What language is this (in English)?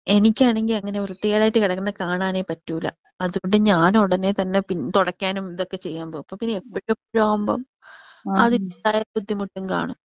Malayalam